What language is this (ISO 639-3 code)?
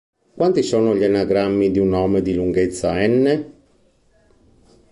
ita